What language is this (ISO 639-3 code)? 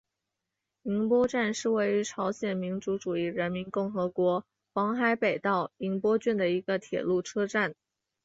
zho